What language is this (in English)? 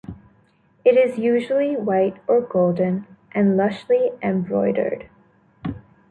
English